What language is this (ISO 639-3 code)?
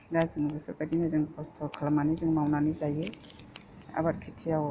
brx